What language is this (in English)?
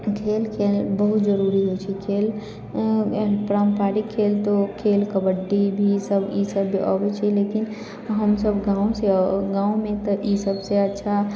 Maithili